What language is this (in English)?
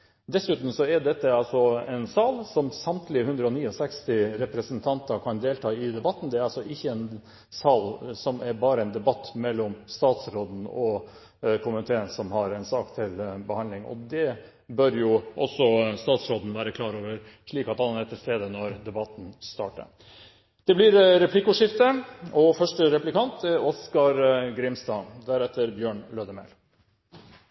Norwegian